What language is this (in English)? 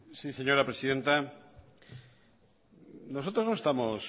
Spanish